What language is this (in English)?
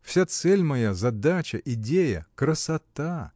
Russian